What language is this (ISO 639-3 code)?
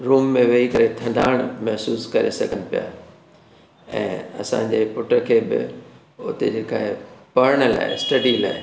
snd